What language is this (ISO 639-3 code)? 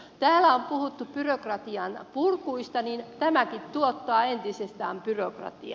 fin